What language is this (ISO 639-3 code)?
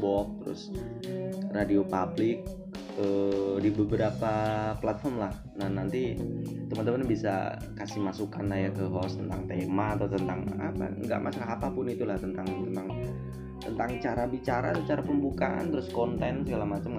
ind